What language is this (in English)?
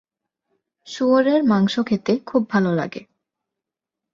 Bangla